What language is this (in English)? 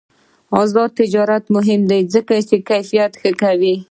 Pashto